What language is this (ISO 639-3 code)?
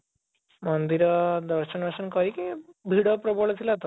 ori